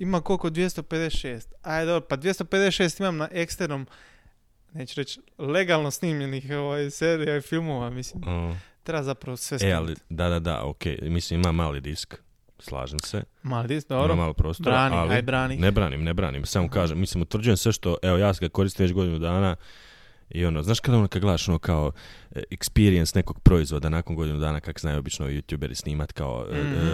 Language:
Croatian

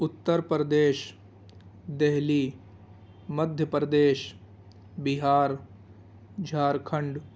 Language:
Urdu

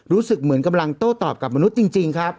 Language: Thai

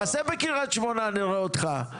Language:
Hebrew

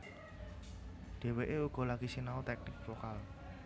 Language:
Javanese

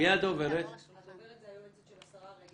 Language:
Hebrew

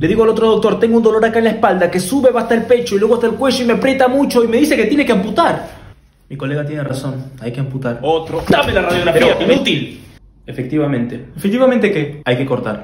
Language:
Spanish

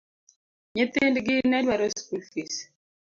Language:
Luo (Kenya and Tanzania)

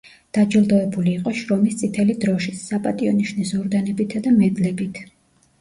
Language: Georgian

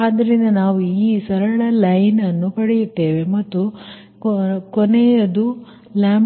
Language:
Kannada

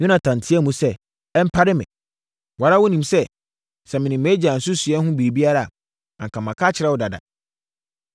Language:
Akan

